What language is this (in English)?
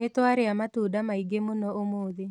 Kikuyu